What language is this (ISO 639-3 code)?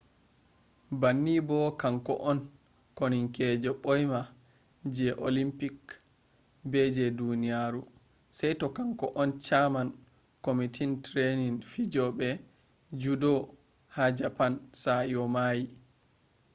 ful